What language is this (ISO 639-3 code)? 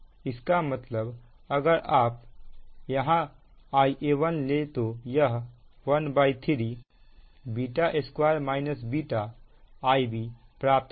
hin